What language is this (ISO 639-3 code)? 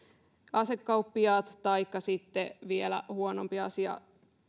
fin